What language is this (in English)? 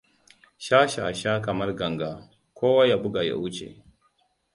Hausa